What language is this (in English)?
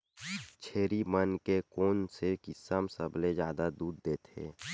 Chhattisgarhi